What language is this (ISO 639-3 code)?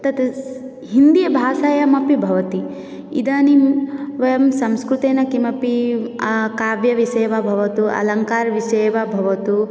san